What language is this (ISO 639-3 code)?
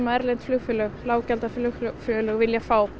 isl